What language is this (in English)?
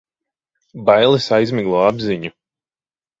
Latvian